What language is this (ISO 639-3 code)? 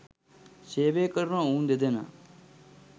sin